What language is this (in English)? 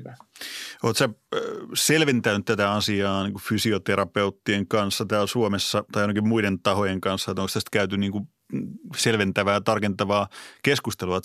Finnish